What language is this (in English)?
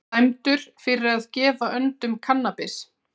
Icelandic